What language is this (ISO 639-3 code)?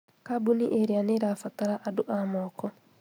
kik